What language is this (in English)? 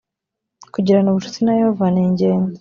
Kinyarwanda